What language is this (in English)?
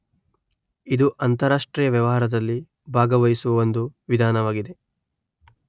Kannada